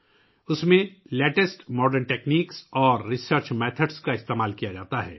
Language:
Urdu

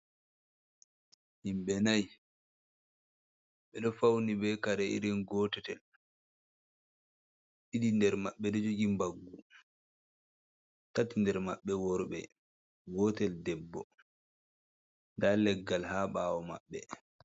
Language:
Fula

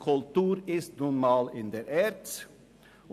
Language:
Swiss German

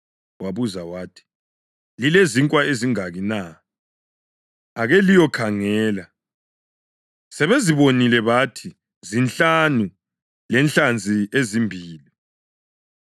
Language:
North Ndebele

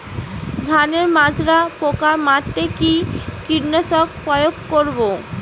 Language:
Bangla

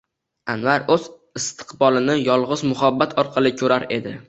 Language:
Uzbek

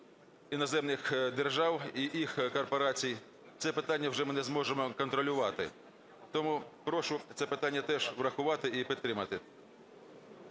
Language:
Ukrainian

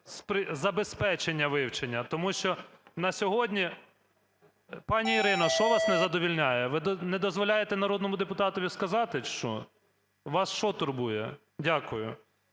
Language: Ukrainian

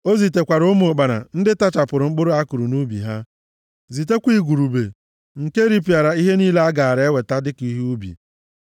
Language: Igbo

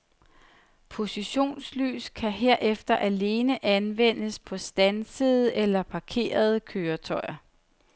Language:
Danish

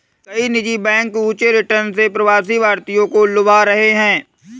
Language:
Hindi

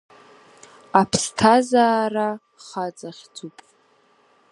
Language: Abkhazian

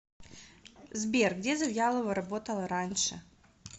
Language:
Russian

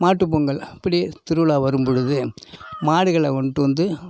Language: Tamil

